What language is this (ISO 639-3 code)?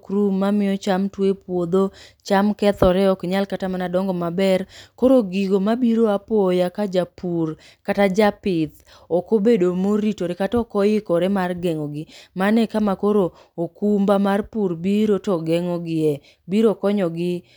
luo